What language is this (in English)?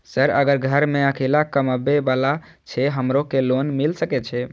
Maithili